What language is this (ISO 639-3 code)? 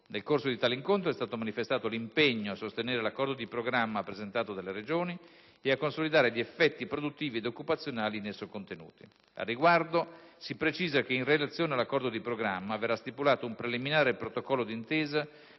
ita